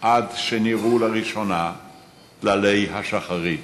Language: Hebrew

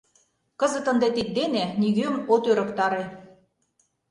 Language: Mari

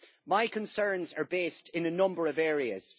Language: English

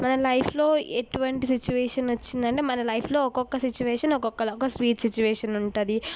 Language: Telugu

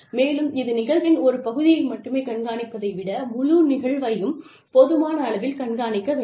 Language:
Tamil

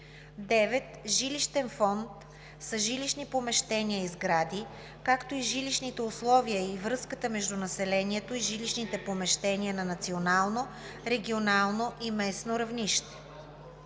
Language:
Bulgarian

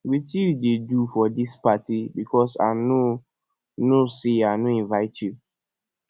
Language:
Nigerian Pidgin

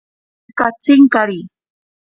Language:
Ashéninka Perené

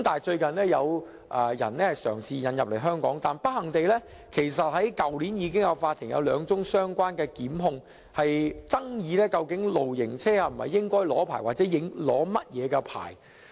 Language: Cantonese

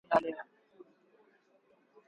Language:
Swahili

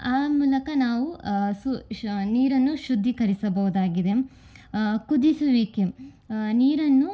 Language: Kannada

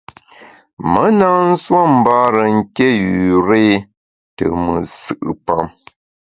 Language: Bamun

